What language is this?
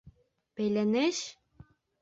Bashkir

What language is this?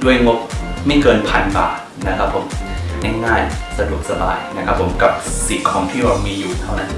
Thai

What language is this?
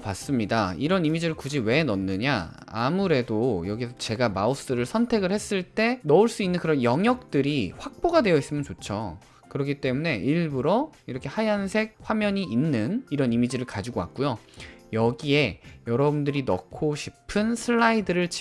Korean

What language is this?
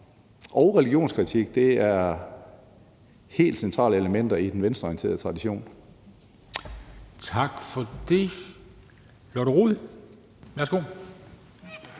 Danish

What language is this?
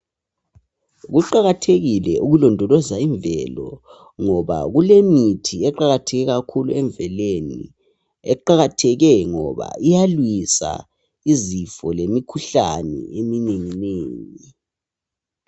North Ndebele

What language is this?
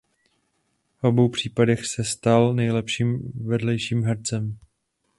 Czech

